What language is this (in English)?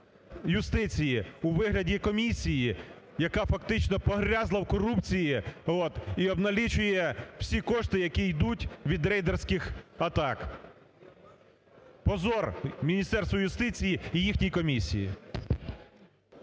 Ukrainian